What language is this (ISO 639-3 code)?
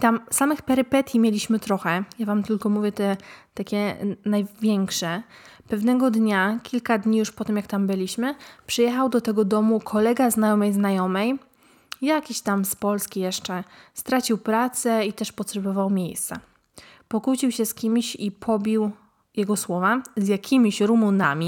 pol